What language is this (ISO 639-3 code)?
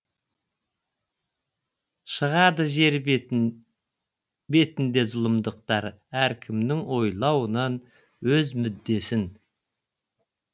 kaz